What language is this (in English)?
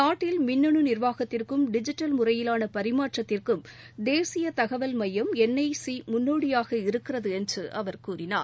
Tamil